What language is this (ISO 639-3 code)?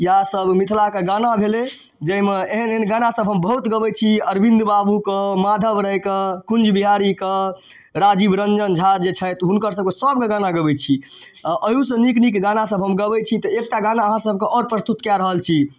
mai